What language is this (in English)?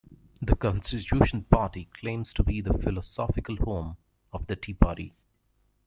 English